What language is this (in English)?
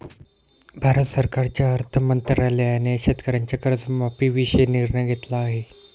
Marathi